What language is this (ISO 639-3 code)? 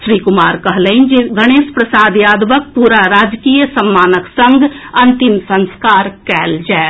mai